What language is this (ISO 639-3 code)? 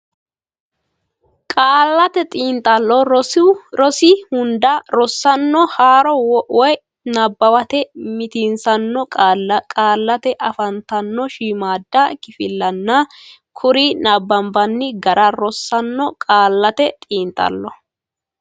sid